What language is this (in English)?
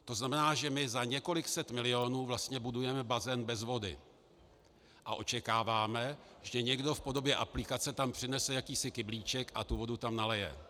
Czech